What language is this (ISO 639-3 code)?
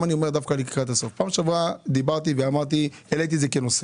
heb